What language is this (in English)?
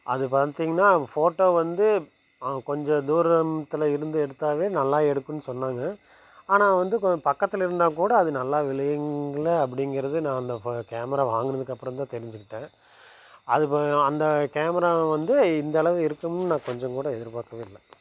Tamil